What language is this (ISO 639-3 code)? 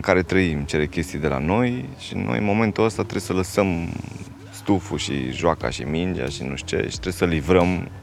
ron